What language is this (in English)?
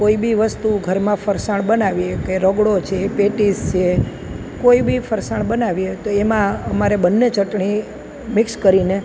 Gujarati